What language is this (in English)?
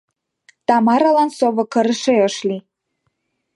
Mari